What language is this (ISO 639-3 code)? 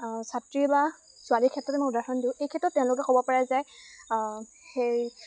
asm